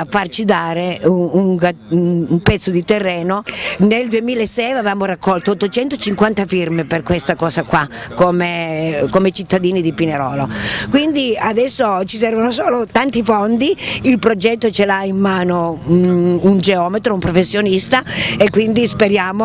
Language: Italian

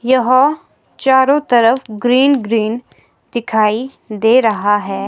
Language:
Hindi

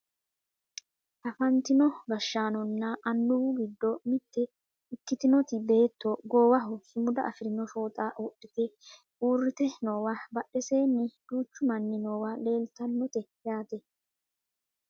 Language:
Sidamo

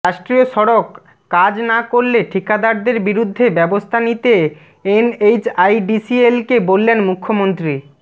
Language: Bangla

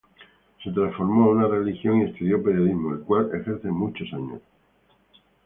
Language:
Spanish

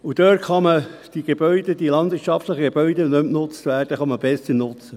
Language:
Swiss German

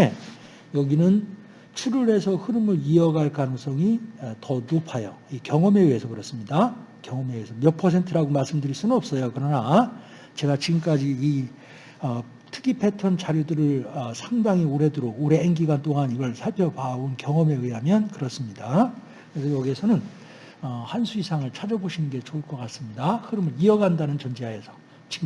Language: Korean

